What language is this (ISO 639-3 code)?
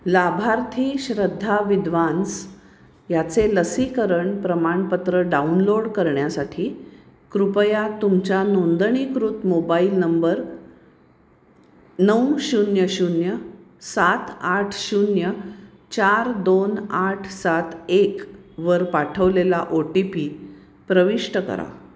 mar